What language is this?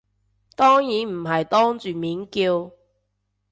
Cantonese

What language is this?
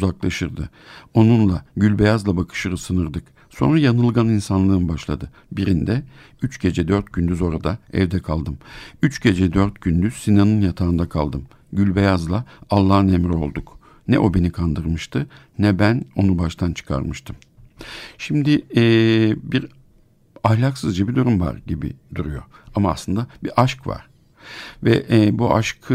Turkish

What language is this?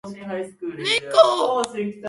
Japanese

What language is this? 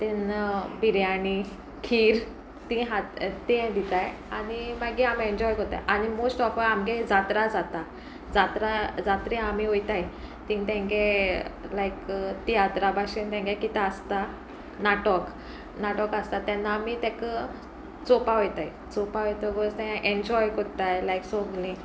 Konkani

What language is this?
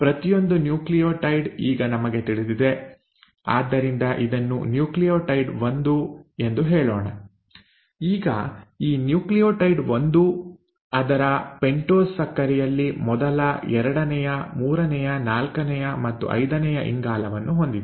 Kannada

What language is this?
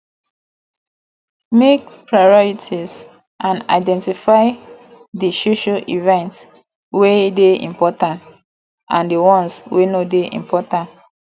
Nigerian Pidgin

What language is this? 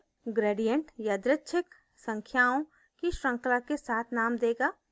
Hindi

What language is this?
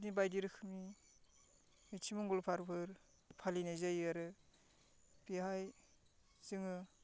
Bodo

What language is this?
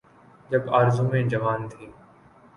Urdu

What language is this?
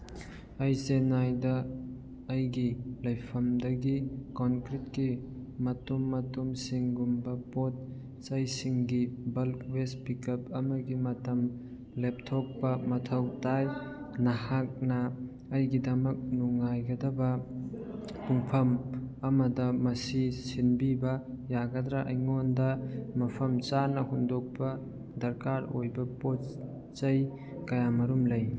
Manipuri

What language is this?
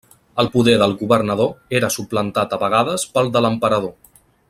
Catalan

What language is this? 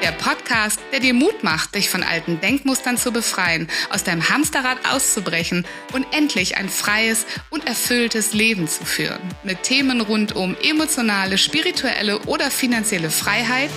German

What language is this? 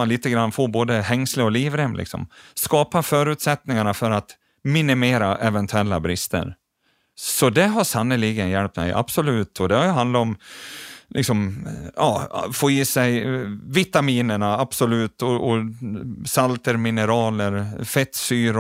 Swedish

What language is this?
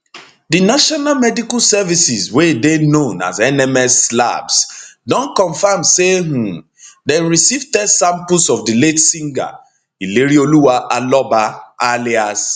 Nigerian Pidgin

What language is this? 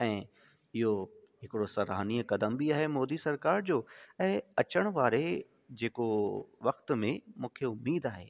Sindhi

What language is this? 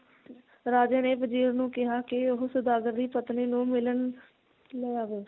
Punjabi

